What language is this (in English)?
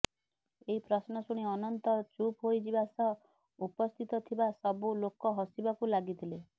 Odia